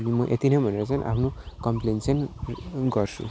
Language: Nepali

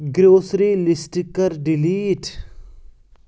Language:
Kashmiri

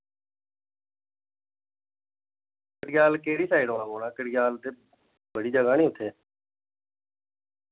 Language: Dogri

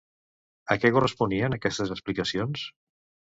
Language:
Catalan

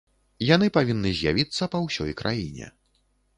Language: Belarusian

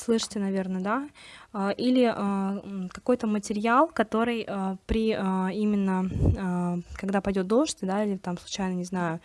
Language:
Russian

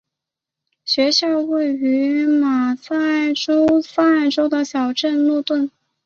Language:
Chinese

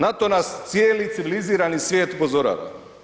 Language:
Croatian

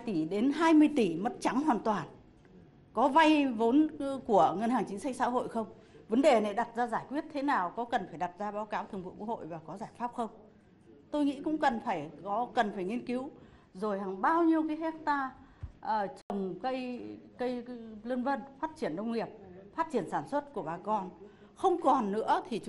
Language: Vietnamese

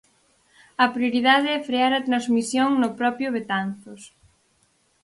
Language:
Galician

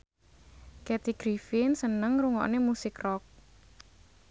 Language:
Javanese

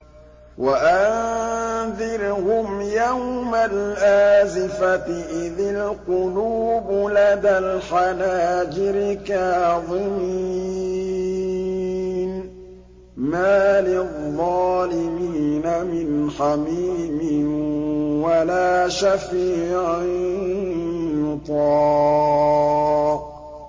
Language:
Arabic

